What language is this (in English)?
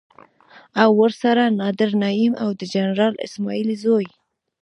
Pashto